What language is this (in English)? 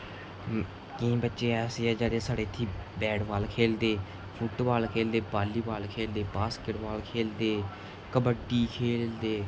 Dogri